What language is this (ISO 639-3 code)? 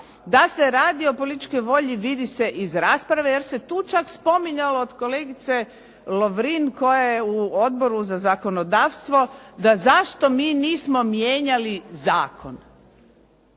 hrv